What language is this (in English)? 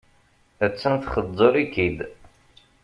Kabyle